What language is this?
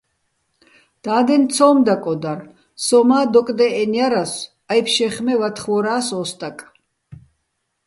Bats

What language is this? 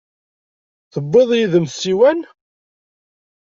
Kabyle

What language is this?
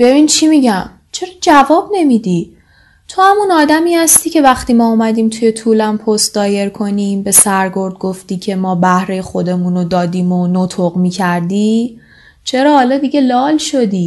Persian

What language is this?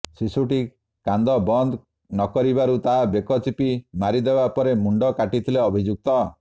Odia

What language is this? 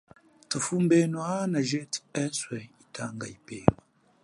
Chokwe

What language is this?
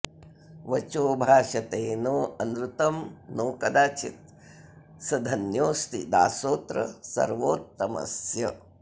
Sanskrit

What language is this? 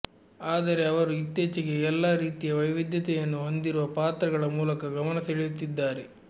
Kannada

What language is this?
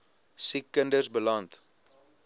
Afrikaans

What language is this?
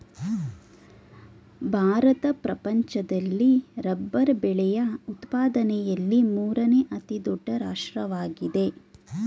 Kannada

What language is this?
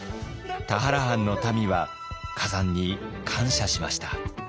Japanese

